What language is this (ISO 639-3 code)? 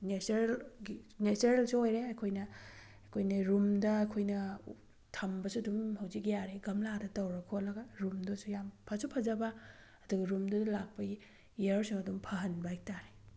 mni